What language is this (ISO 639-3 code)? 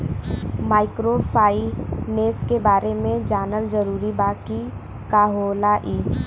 bho